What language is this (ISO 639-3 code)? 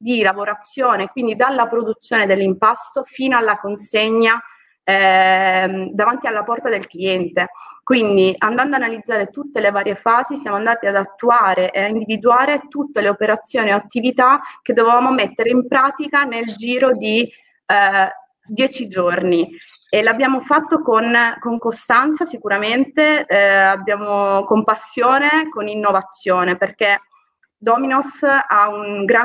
ita